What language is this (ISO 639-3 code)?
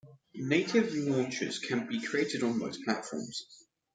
eng